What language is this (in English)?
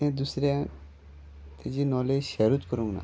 Konkani